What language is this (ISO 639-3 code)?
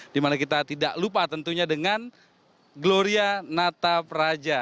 ind